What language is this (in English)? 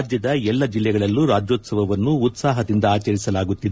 Kannada